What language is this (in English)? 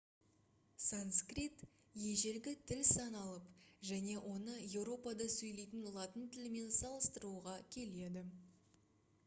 Kazakh